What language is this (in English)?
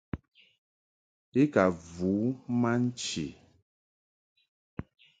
Mungaka